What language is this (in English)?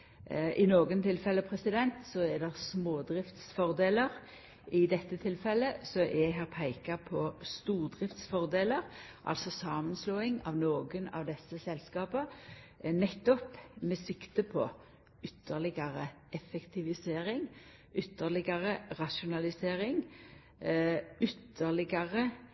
Norwegian Nynorsk